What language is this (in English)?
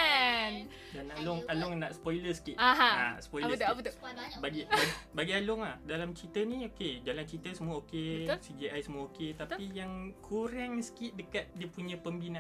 Malay